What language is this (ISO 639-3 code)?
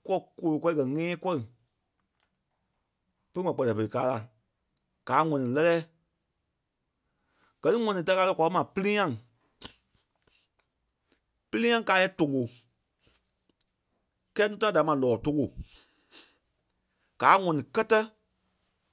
kpe